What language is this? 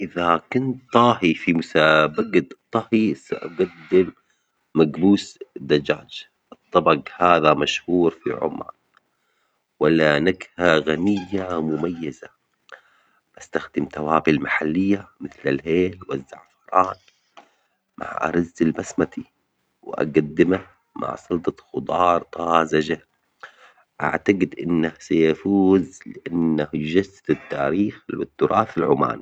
Omani Arabic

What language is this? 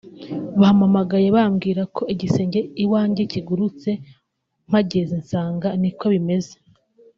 Kinyarwanda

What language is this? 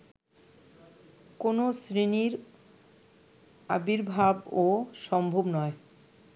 Bangla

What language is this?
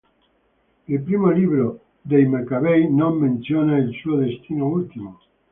Italian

